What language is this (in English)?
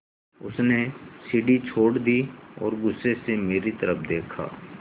Hindi